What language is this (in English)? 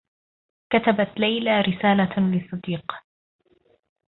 Arabic